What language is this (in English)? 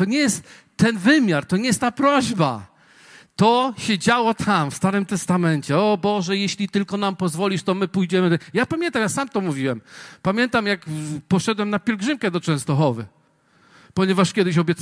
Polish